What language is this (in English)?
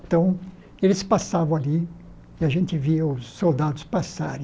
Portuguese